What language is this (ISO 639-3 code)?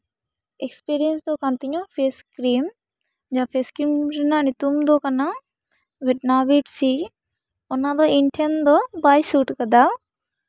sat